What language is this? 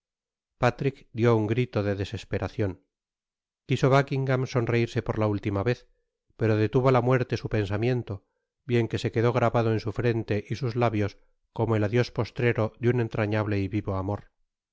Spanish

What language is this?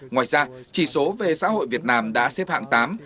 Vietnamese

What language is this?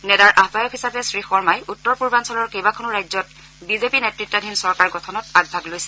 Assamese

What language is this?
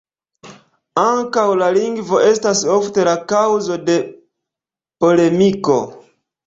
Esperanto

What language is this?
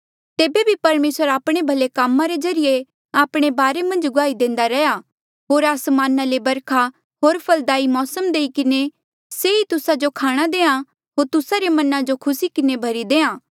Mandeali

